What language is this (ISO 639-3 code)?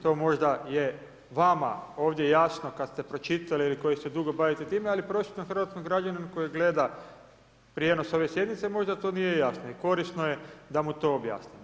hrv